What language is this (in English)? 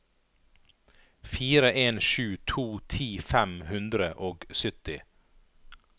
Norwegian